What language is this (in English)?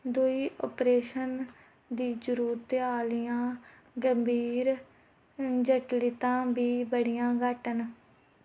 Dogri